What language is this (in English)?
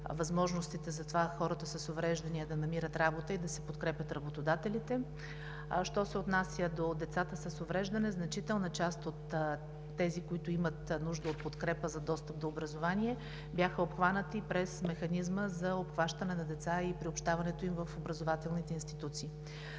Bulgarian